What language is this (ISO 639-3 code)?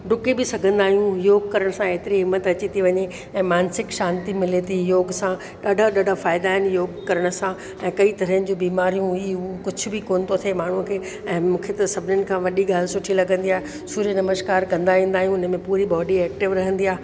snd